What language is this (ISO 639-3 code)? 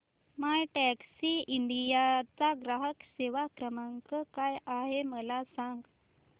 mar